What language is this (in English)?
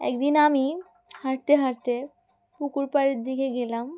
Bangla